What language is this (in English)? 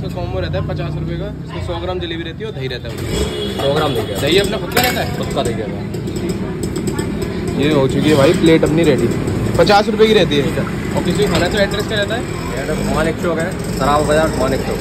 Hindi